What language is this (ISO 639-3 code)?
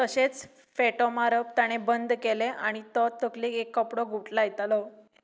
kok